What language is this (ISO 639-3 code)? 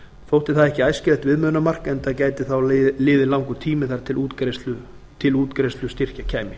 isl